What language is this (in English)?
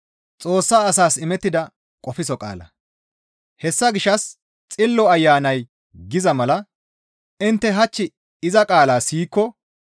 Gamo